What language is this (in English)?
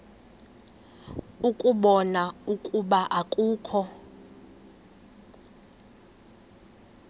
Xhosa